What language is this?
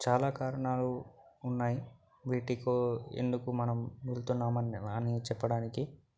Telugu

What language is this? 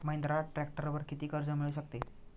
Marathi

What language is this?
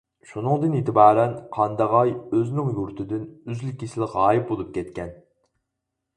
Uyghur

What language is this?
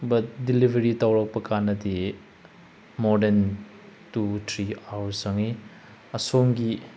Manipuri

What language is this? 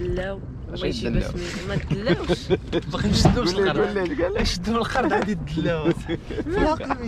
Arabic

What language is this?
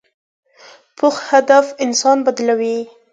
Pashto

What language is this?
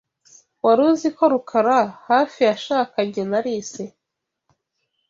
Kinyarwanda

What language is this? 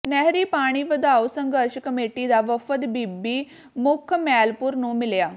Punjabi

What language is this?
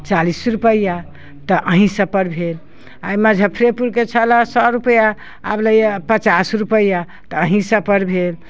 Maithili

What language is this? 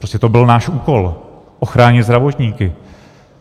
Czech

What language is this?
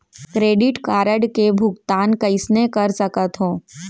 Chhattisgarhi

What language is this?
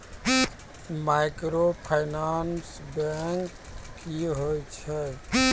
Maithili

